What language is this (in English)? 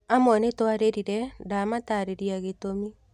Kikuyu